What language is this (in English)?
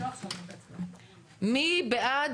Hebrew